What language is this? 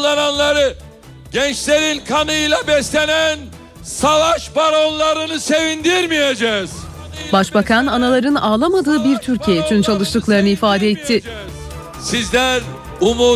Turkish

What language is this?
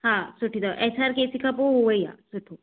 Sindhi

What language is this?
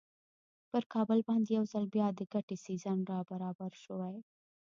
Pashto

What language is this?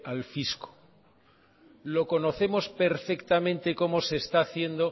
Spanish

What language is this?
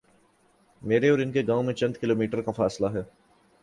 Urdu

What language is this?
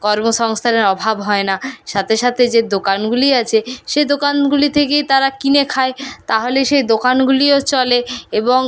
Bangla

